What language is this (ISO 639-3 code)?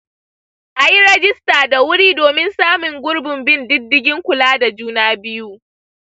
hau